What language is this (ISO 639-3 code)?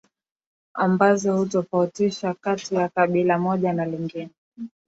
swa